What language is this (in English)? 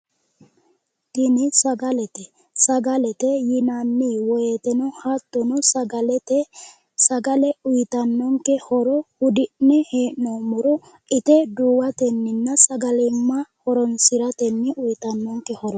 Sidamo